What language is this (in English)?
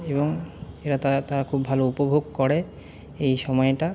Bangla